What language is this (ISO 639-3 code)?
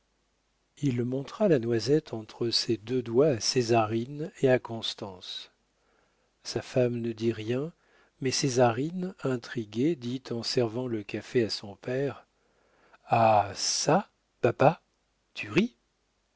fra